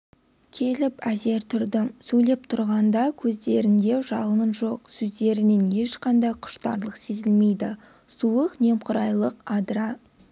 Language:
Kazakh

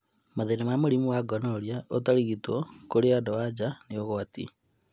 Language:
Kikuyu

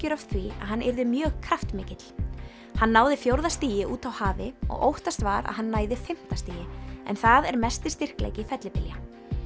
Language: Icelandic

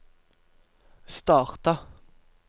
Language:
Norwegian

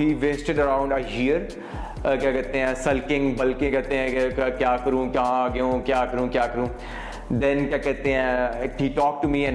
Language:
Urdu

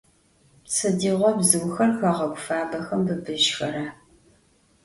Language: Adyghe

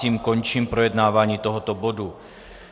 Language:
Czech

